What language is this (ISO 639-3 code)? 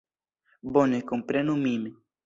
epo